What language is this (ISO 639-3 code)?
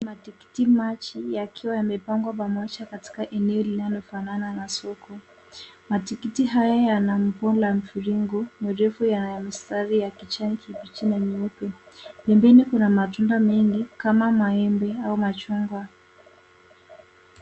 swa